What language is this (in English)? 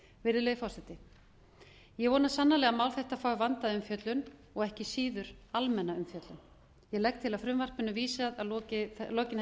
Icelandic